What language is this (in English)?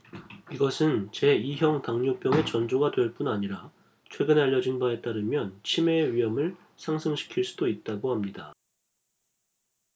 Korean